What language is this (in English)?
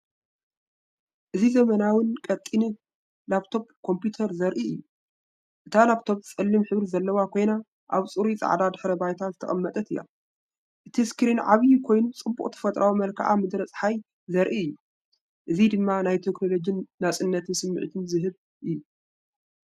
Tigrinya